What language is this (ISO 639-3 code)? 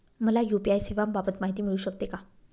mar